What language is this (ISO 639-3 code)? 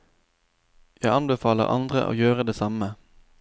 nor